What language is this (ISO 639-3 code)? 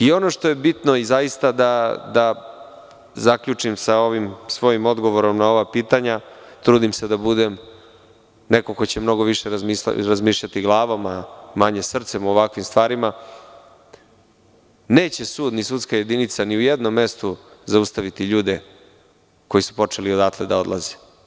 srp